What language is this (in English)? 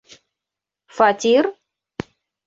Bashkir